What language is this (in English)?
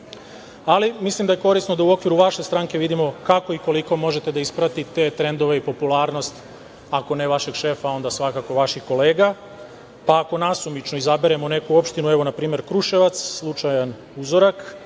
Serbian